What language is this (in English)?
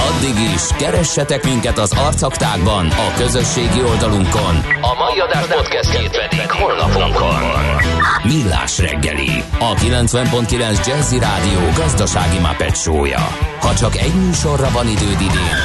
Hungarian